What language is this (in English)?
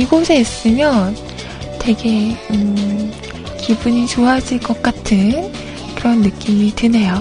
Korean